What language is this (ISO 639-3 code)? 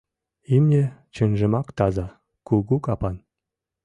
chm